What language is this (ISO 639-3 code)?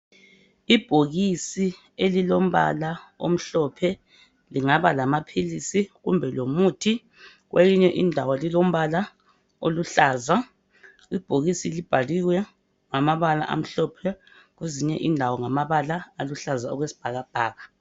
nde